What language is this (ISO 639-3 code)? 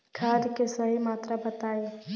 bho